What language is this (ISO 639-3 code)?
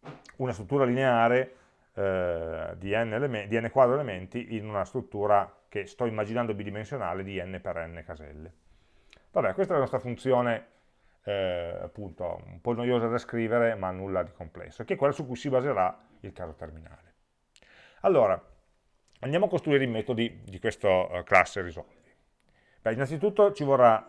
ita